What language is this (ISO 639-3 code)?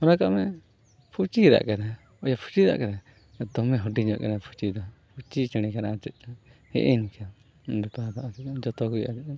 sat